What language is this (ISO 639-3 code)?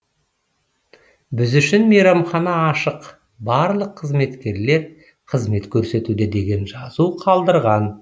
kaz